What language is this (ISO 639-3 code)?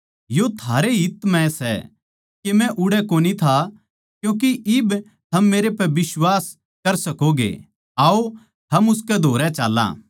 bgc